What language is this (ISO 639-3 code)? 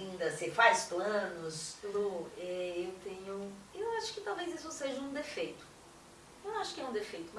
por